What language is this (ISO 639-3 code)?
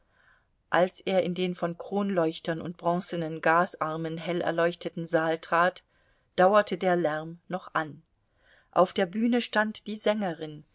deu